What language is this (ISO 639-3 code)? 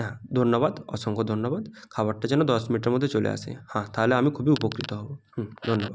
ben